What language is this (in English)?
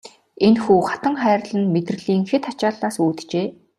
Mongolian